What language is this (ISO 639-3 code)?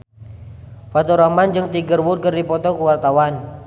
sun